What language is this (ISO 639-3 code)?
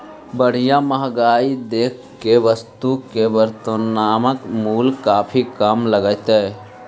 mag